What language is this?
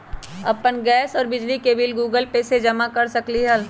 Magahi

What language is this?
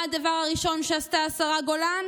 Hebrew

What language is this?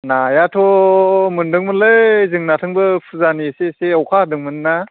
Bodo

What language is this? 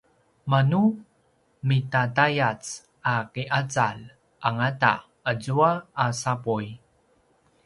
Paiwan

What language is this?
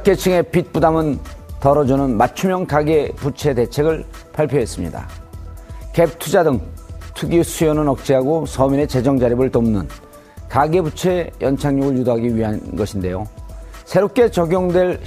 Korean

